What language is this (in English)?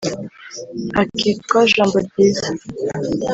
Kinyarwanda